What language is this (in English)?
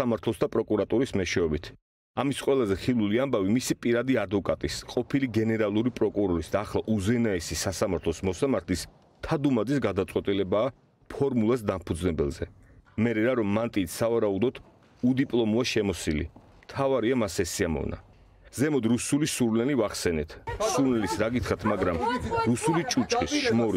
Romanian